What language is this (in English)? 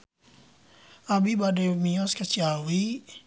Sundanese